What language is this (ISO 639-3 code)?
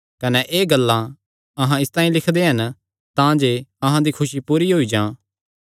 xnr